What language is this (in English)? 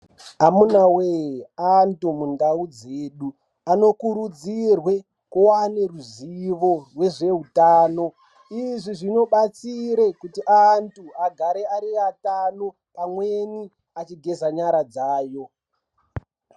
Ndau